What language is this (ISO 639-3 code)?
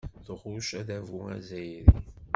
kab